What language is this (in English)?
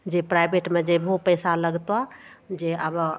Maithili